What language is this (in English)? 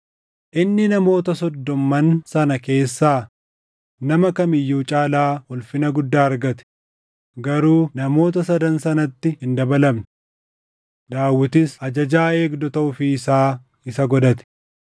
Oromo